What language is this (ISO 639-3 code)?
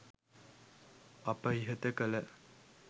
sin